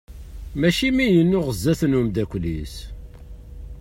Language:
Kabyle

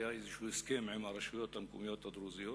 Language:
Hebrew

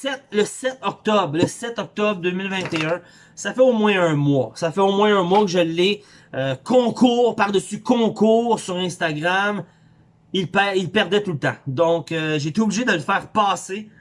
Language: French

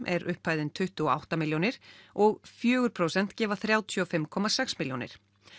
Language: Icelandic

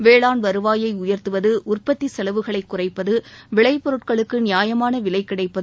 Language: Tamil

